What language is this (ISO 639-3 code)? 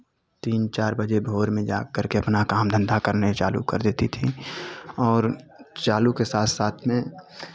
hin